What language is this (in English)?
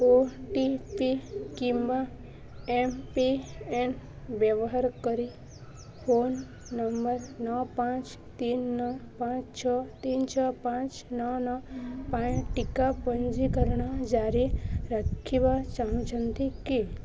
Odia